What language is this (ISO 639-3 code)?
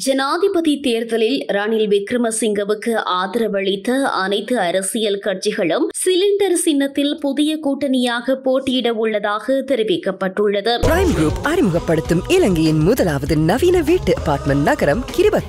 tam